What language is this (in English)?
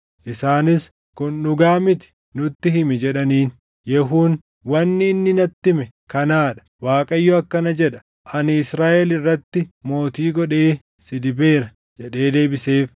Oromo